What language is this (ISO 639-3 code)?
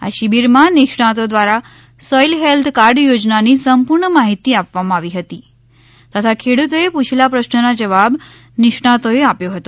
guj